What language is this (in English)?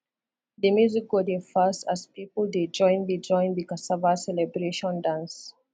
Nigerian Pidgin